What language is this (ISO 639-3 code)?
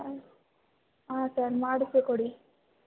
kan